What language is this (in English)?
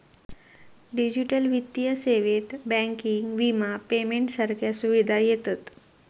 Marathi